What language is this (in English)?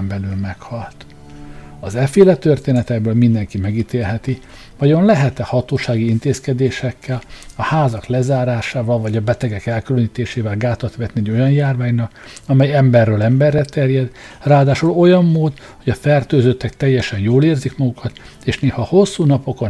Hungarian